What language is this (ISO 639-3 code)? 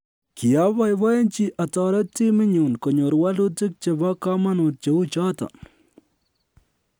kln